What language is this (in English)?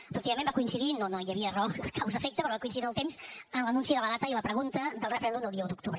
Catalan